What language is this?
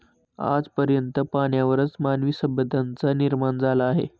Marathi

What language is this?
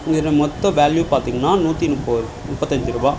Tamil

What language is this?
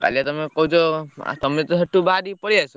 Odia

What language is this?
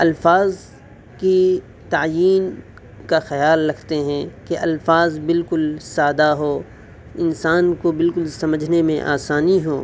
Urdu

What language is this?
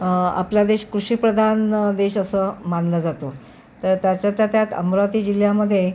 Marathi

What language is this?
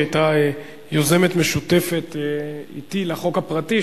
Hebrew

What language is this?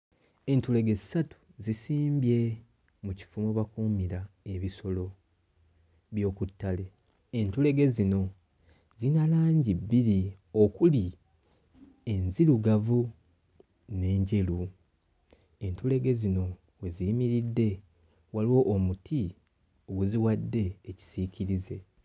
Ganda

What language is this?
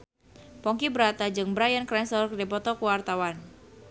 Sundanese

